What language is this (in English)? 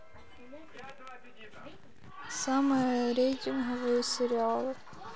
Russian